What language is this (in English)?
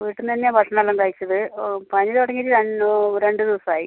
Malayalam